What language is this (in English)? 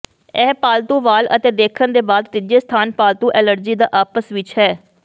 Punjabi